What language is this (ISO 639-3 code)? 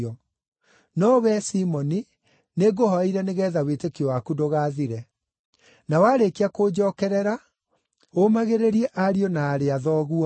kik